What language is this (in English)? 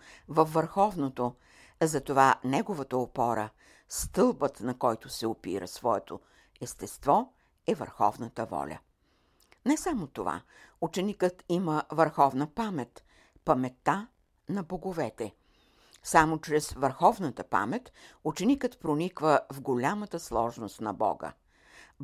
Bulgarian